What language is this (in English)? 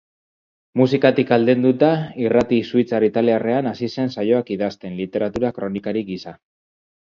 Basque